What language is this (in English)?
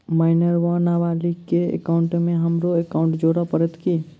Maithili